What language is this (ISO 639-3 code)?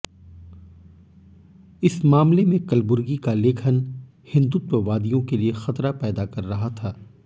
hin